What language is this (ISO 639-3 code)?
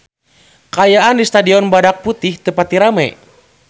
sun